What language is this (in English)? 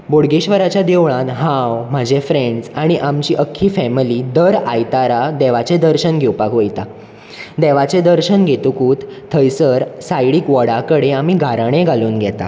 Konkani